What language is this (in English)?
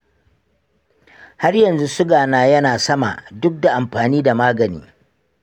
Hausa